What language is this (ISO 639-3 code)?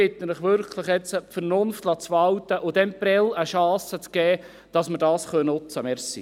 gsw